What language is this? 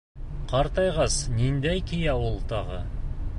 Bashkir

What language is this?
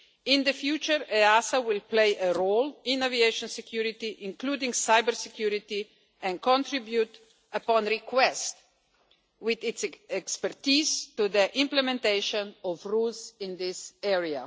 English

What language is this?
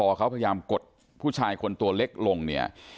Thai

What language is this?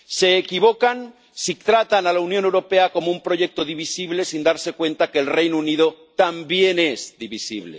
Spanish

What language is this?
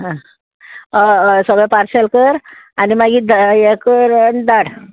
Konkani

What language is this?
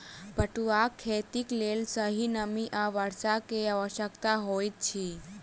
Maithili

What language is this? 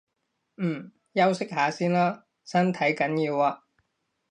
Cantonese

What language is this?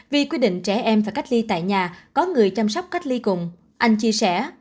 Vietnamese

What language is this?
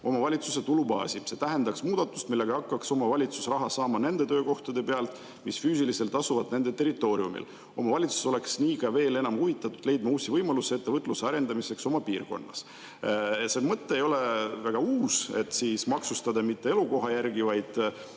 Estonian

